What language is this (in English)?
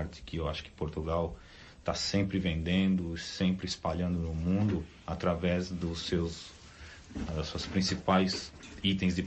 Portuguese